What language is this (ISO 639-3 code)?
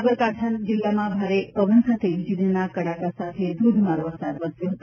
guj